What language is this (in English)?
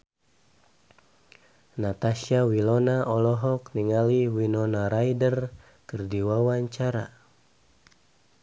Sundanese